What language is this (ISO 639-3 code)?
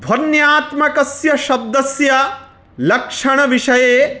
san